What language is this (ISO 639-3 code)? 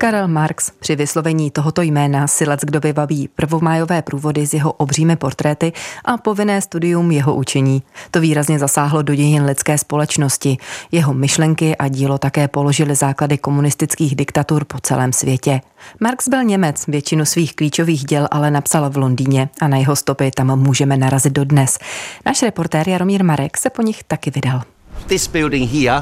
ces